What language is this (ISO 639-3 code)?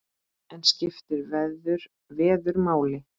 isl